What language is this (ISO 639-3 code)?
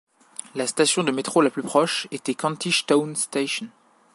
fra